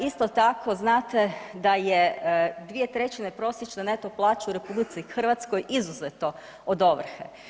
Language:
Croatian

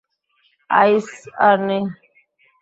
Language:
Bangla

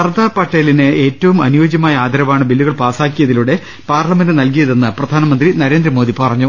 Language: Malayalam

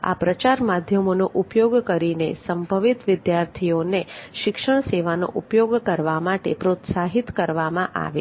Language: Gujarati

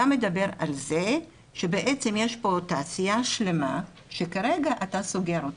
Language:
Hebrew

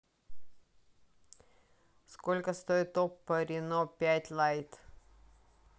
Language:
Russian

